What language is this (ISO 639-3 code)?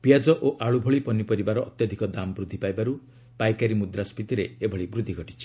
ori